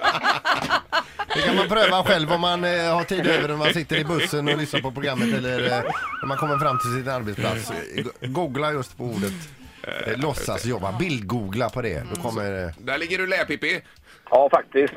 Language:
Swedish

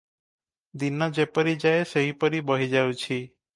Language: Odia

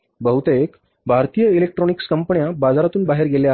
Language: Marathi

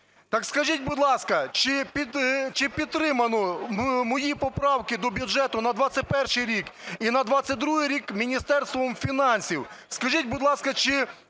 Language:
Ukrainian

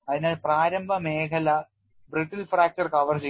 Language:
Malayalam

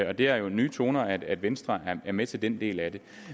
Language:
Danish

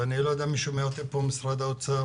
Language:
Hebrew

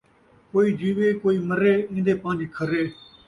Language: Saraiki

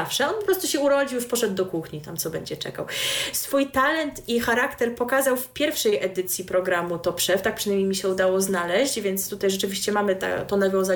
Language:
Polish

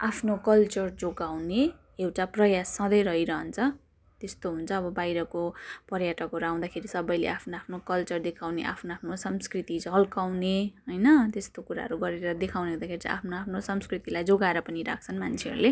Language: Nepali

